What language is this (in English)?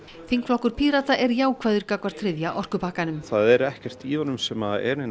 Icelandic